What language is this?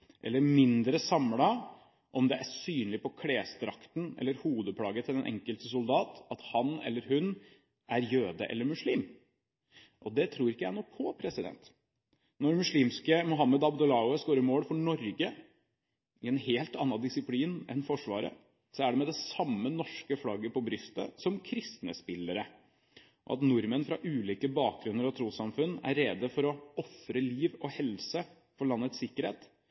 Norwegian Bokmål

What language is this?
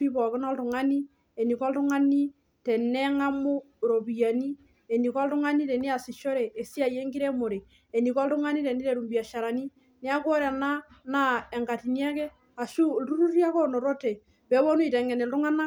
Masai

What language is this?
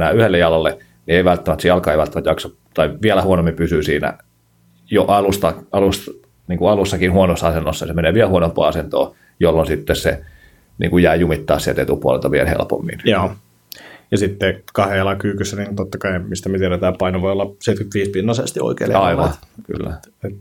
Finnish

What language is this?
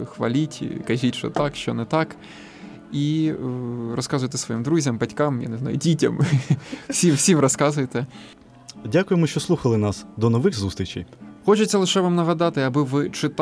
Ukrainian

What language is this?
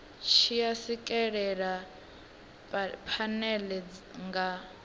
Venda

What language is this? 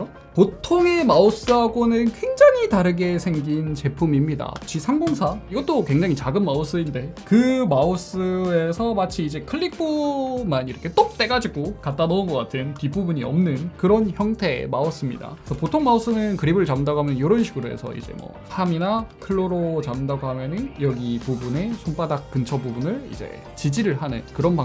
Korean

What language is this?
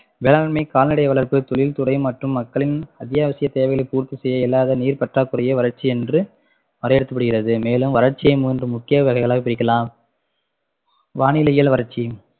Tamil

